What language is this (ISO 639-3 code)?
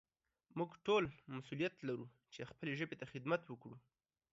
pus